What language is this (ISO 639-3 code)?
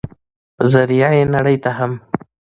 pus